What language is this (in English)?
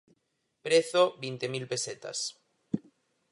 Galician